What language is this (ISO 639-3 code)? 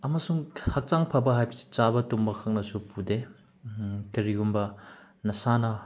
mni